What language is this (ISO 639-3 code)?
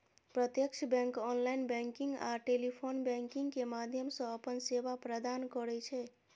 mai